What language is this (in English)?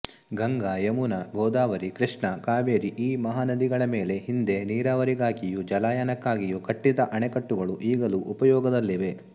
Kannada